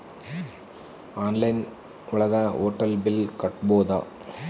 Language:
Kannada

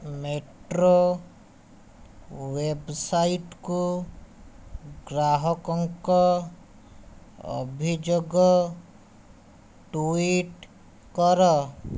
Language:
Odia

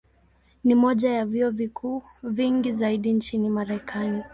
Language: Swahili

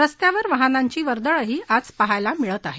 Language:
Marathi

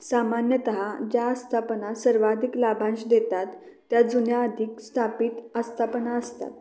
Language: Marathi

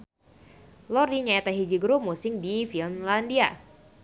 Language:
Sundanese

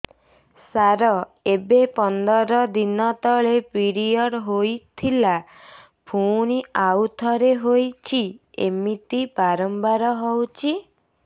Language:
Odia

